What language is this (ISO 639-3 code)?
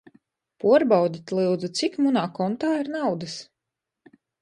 ltg